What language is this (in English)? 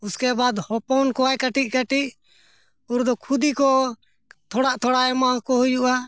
Santali